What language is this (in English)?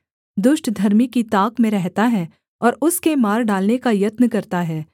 Hindi